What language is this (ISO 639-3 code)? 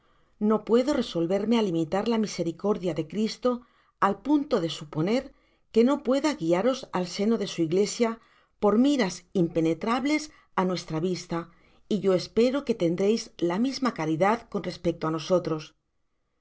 spa